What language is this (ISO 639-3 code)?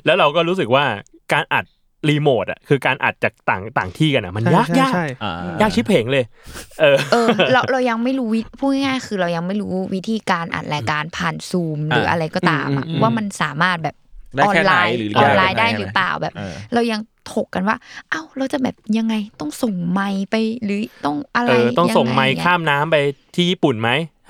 tha